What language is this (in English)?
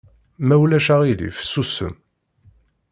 Kabyle